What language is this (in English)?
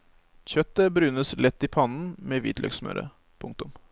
Norwegian